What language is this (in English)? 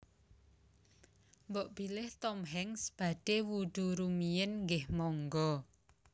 Javanese